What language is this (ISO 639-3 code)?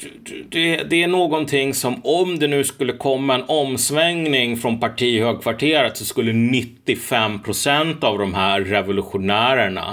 swe